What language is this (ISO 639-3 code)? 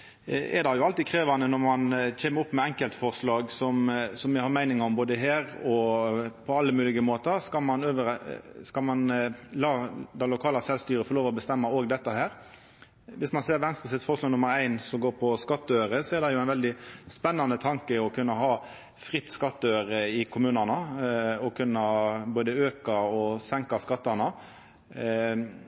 nno